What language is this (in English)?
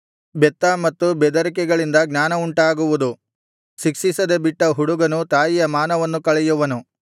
Kannada